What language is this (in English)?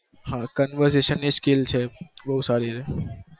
Gujarati